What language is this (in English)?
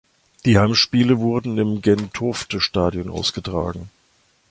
German